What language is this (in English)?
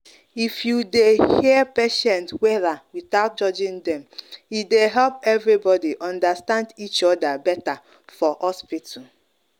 Nigerian Pidgin